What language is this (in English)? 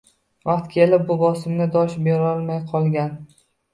Uzbek